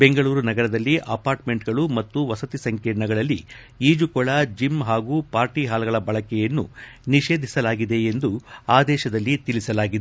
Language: Kannada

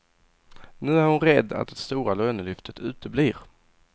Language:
Swedish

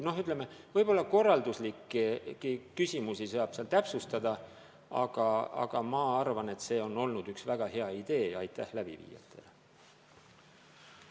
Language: Estonian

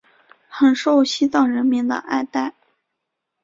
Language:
Chinese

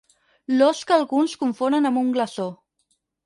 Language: Catalan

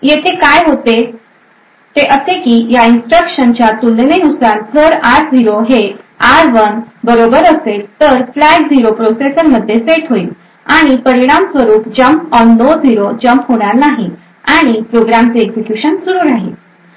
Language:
Marathi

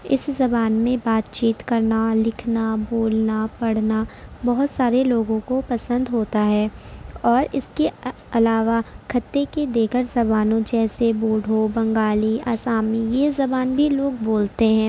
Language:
Urdu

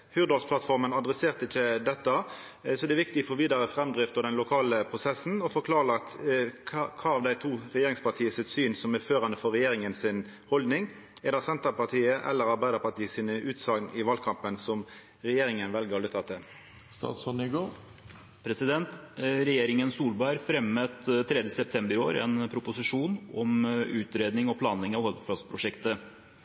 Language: Norwegian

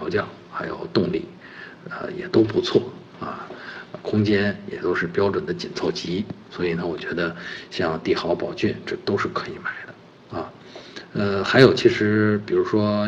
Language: Chinese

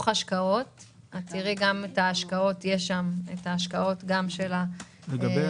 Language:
Hebrew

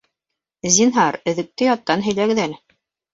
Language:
Bashkir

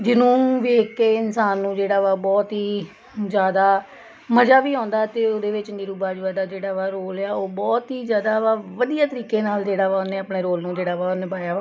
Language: Punjabi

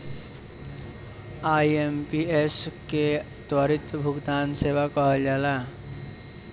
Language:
Bhojpuri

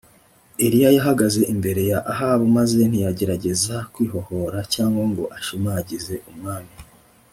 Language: Kinyarwanda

